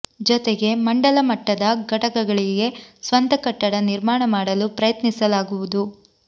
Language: Kannada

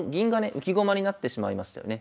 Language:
Japanese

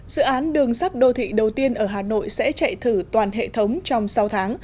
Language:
Vietnamese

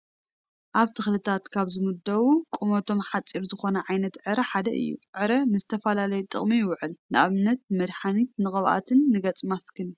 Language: Tigrinya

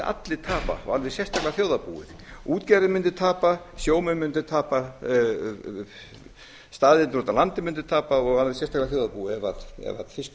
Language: Icelandic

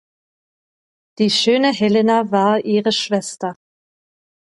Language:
German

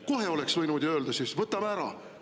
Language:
Estonian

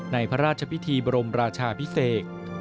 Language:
Thai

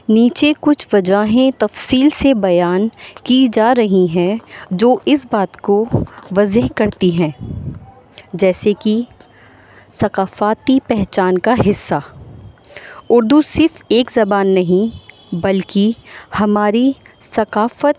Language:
Urdu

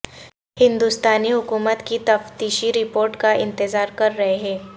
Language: Urdu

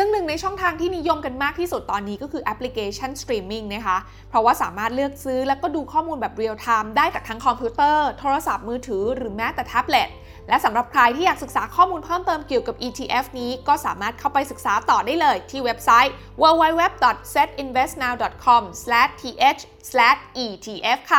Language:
Thai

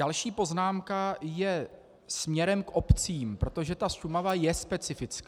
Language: Czech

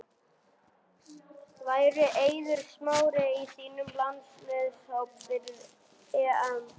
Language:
Icelandic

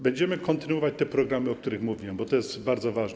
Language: Polish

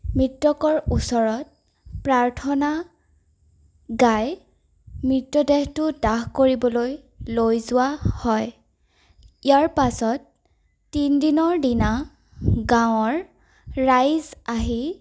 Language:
Assamese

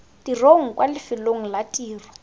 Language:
Tswana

